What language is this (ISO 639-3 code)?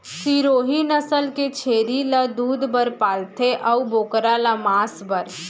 hne